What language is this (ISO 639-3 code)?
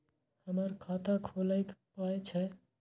mai